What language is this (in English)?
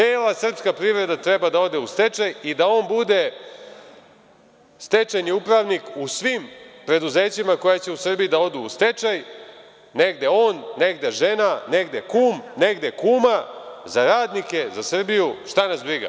Serbian